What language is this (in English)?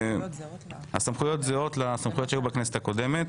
Hebrew